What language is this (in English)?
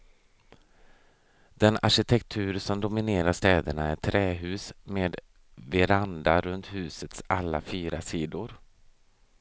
Swedish